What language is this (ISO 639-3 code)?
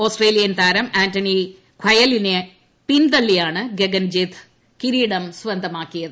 mal